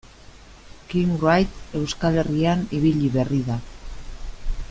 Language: Basque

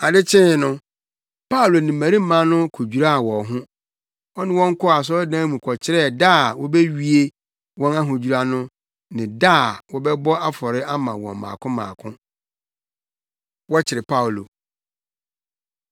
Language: Akan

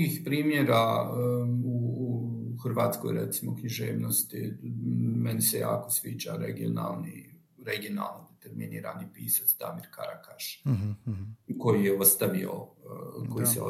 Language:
Croatian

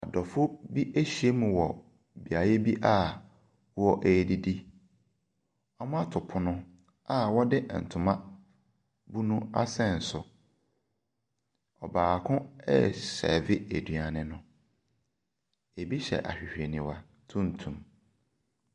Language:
Akan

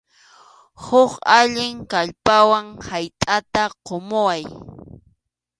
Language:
Arequipa-La Unión Quechua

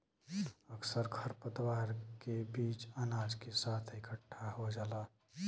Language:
Bhojpuri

